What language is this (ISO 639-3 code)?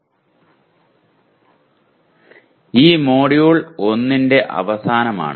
mal